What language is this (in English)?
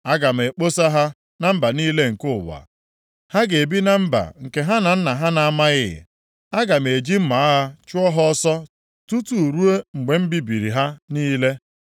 Igbo